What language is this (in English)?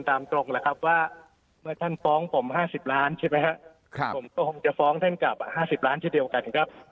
Thai